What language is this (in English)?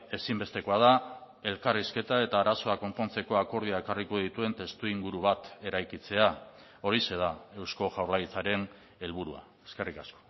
Basque